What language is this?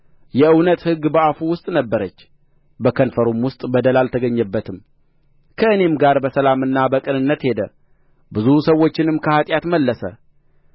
Amharic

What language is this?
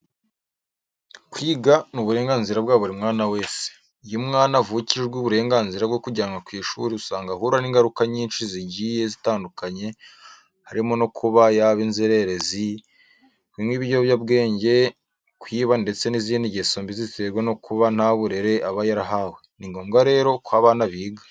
Kinyarwanda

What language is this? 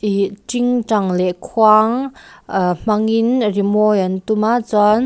Mizo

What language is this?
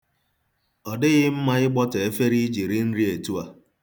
Igbo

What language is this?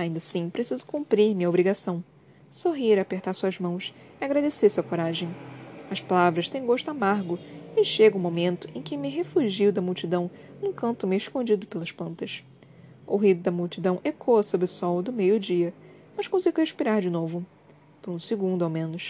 Portuguese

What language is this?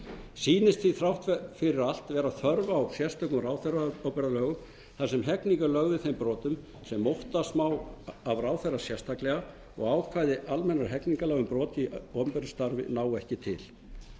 Icelandic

